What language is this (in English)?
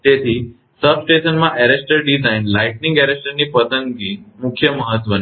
Gujarati